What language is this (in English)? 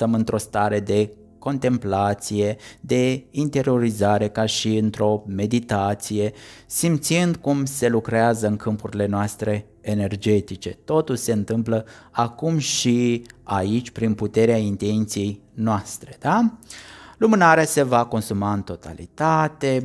Romanian